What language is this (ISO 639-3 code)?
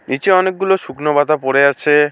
ben